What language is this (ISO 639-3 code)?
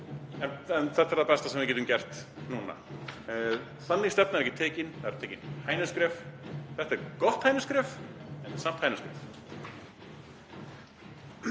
isl